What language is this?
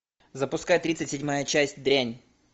Russian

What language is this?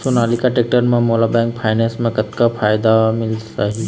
Chhattisgarhi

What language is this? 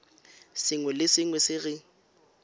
Tswana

